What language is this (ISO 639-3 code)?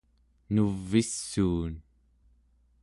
esu